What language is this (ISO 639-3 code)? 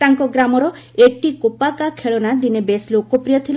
ori